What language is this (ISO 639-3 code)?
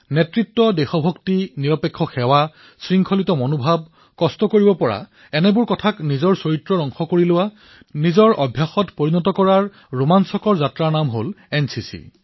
asm